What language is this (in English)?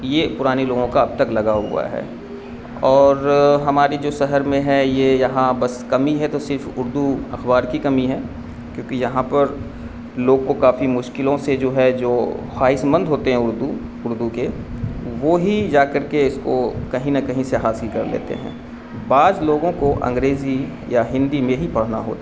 Urdu